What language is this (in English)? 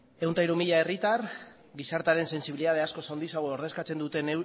Basque